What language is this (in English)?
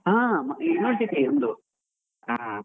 Kannada